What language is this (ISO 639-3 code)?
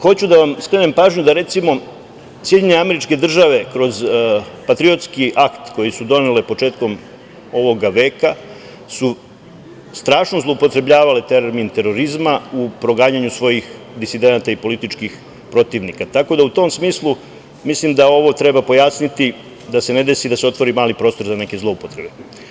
srp